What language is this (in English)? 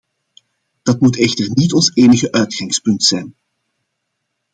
Dutch